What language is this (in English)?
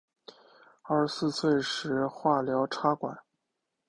Chinese